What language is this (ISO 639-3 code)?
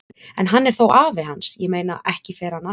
isl